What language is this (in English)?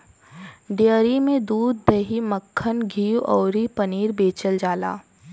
Bhojpuri